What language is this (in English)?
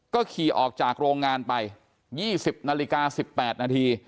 Thai